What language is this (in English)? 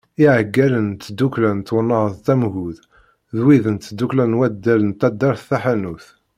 Kabyle